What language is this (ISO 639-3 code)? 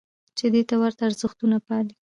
pus